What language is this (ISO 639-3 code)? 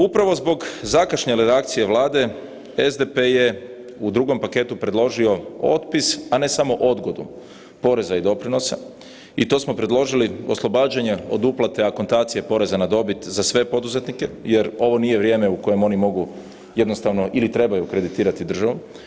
hrv